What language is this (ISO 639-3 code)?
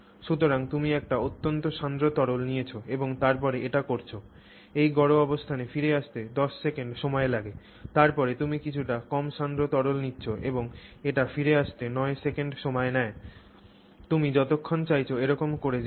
ben